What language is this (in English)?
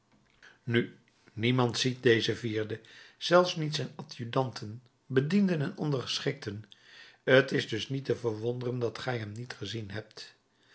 Dutch